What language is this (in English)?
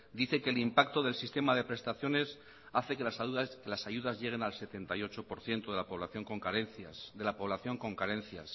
Spanish